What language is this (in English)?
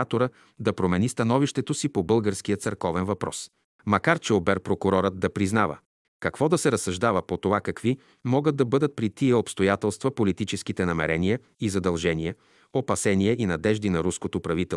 Bulgarian